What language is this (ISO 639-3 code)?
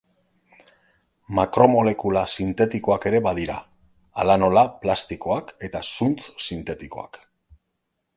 eus